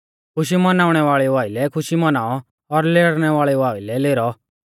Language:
Mahasu Pahari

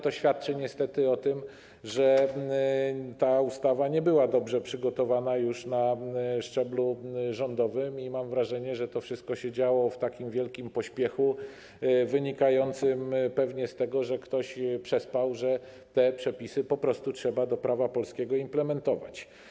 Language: Polish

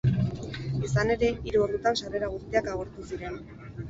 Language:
Basque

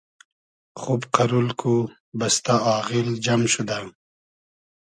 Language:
Hazaragi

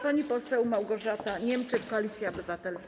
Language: Polish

